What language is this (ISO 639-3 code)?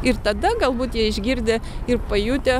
lit